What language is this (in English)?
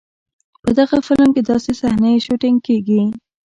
Pashto